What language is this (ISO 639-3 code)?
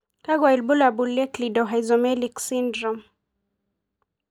mas